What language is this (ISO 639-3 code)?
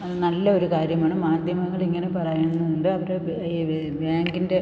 mal